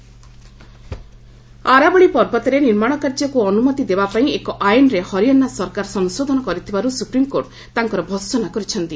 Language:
Odia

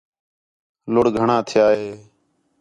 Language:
Khetrani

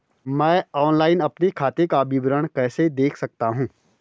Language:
Hindi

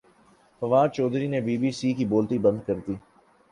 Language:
Urdu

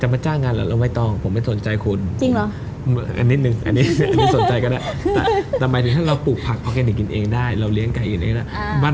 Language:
Thai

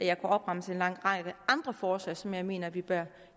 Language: Danish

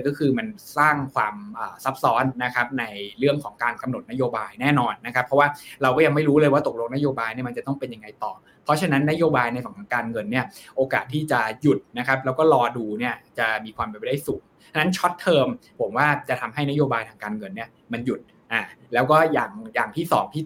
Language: Thai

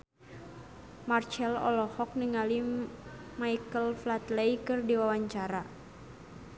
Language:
Sundanese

